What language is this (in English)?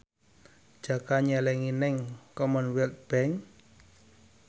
Javanese